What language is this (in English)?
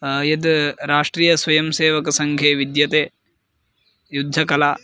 Sanskrit